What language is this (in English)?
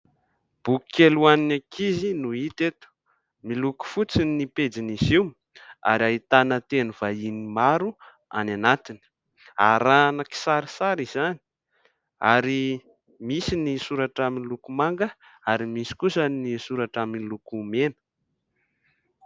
Malagasy